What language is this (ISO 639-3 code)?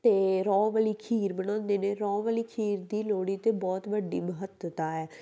pan